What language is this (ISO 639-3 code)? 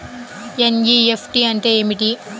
tel